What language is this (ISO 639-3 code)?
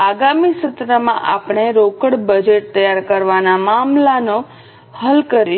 guj